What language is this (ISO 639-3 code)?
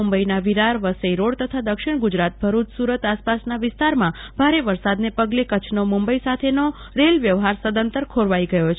guj